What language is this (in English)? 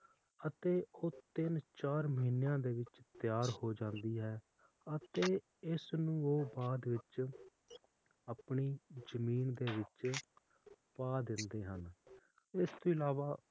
Punjabi